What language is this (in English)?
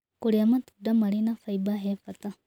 Kikuyu